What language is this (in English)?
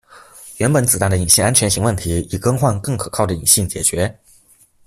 Chinese